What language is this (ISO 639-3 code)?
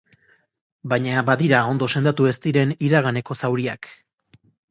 eus